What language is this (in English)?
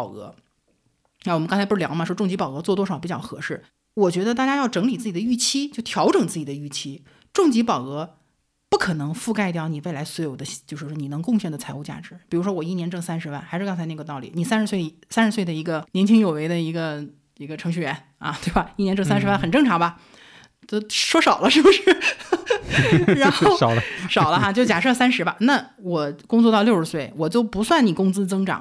Chinese